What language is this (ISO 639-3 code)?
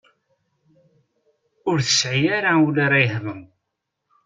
kab